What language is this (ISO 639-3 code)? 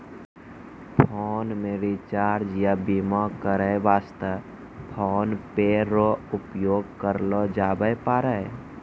mai